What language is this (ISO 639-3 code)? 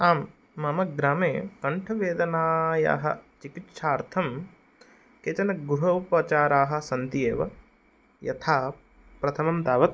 san